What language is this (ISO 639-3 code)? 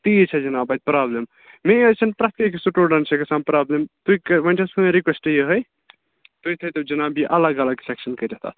kas